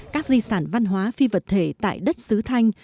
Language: Vietnamese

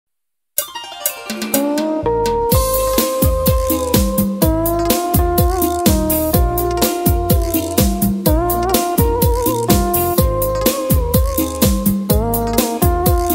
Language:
Vietnamese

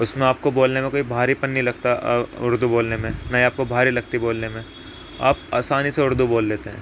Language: Urdu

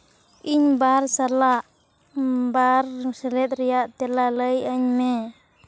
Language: Santali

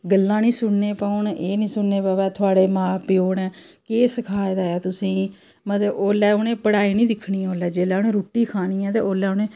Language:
Dogri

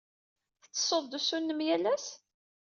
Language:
Kabyle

